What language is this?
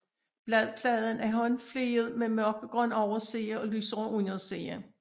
Danish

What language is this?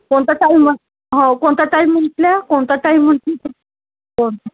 Marathi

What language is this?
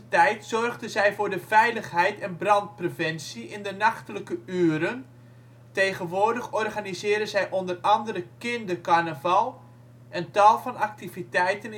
Dutch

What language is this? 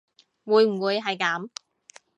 Cantonese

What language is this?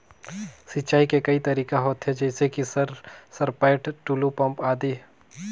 Chhattisgarhi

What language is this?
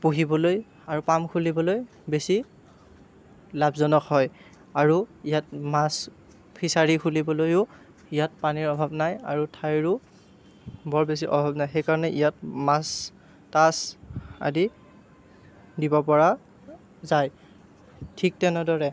Assamese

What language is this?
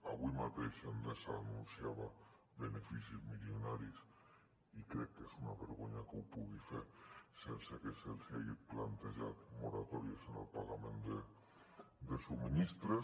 Catalan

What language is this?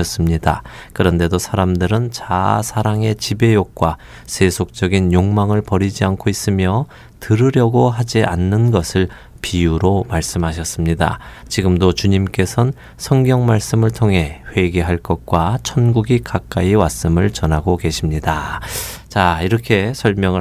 Korean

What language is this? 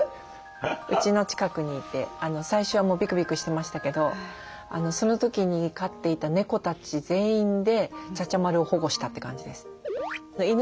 Japanese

